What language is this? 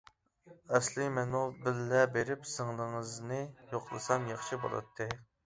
Uyghur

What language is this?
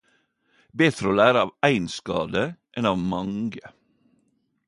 Norwegian Nynorsk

